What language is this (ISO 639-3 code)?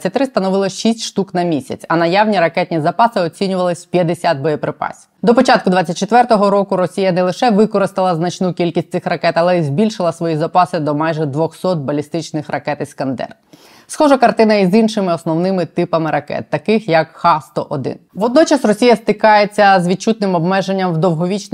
ukr